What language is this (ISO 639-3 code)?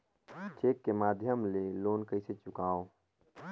hne